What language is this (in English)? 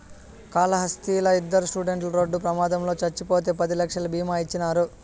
Telugu